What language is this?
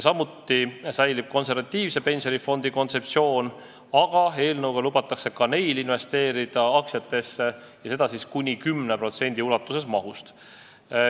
Estonian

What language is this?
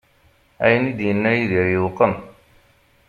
Kabyle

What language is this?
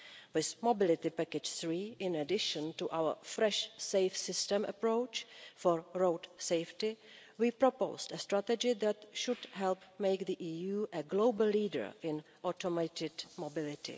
English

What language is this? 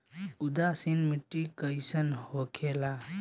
Bhojpuri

